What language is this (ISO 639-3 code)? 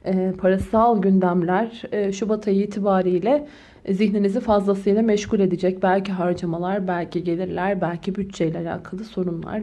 tur